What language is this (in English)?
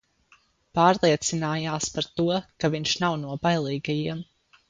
Latvian